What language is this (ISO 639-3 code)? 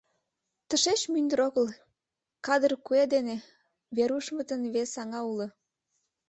chm